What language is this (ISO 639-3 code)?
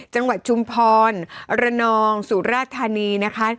tha